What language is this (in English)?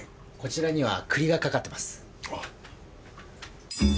Japanese